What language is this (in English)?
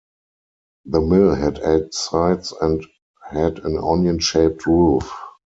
English